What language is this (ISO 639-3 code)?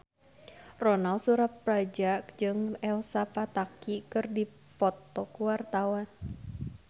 sun